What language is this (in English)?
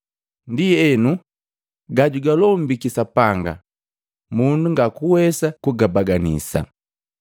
Matengo